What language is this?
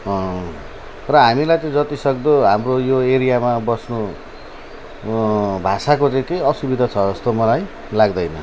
Nepali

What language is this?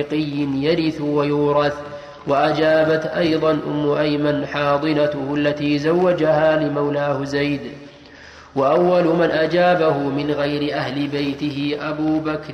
Arabic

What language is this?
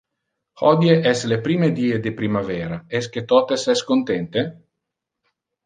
Interlingua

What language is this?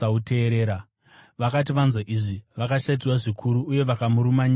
Shona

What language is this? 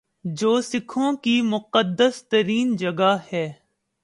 Urdu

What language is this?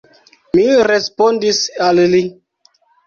Esperanto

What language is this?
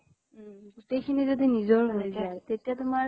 Assamese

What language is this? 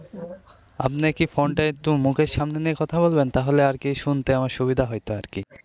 Bangla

